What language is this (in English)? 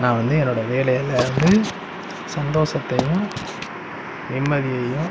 Tamil